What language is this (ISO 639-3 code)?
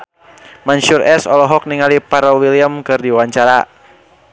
sun